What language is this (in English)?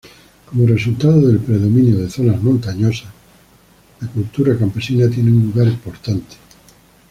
Spanish